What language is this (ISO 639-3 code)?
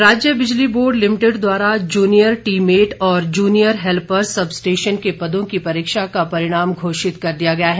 hin